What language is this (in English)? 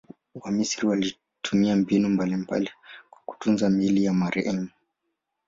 Swahili